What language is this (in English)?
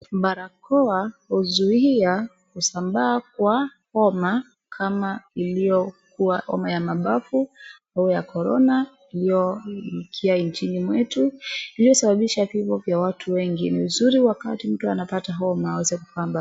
Swahili